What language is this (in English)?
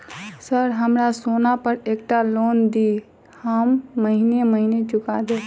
Maithili